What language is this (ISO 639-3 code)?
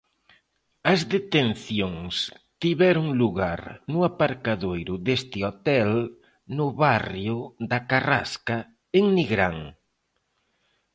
glg